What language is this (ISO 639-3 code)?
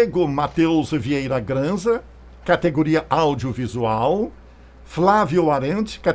por